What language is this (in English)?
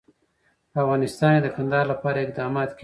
Pashto